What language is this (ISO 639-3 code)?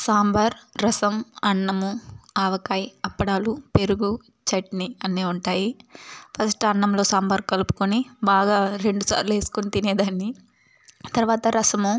tel